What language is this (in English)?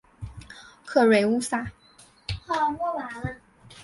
Chinese